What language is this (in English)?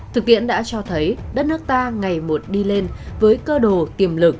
Vietnamese